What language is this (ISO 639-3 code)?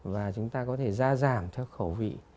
vie